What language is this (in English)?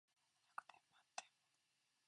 Japanese